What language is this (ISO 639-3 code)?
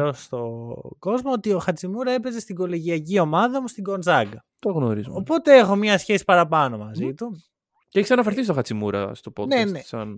ell